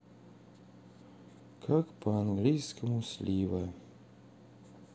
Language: Russian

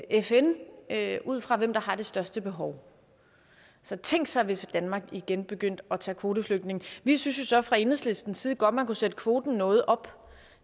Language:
Danish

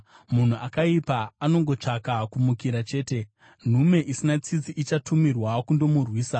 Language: Shona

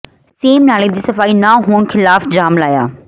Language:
Punjabi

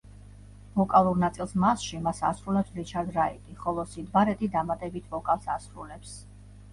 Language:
Georgian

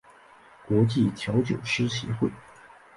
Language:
Chinese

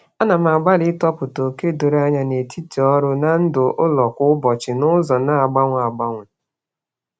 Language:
Igbo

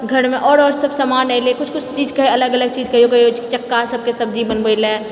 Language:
Maithili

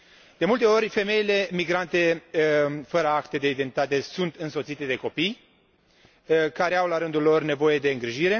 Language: Romanian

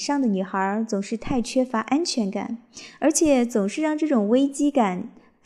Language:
Chinese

